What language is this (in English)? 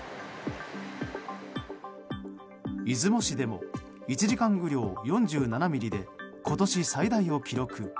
Japanese